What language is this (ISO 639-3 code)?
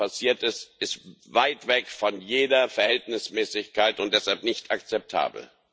deu